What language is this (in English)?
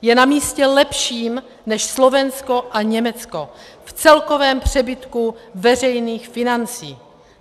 Czech